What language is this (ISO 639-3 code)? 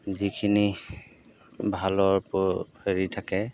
asm